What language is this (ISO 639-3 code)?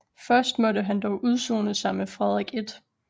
dan